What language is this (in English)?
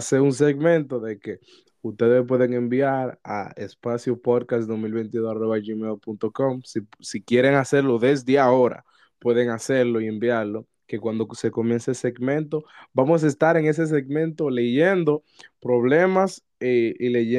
Spanish